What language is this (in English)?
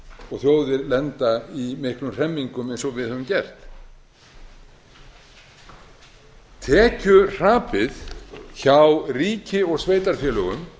Icelandic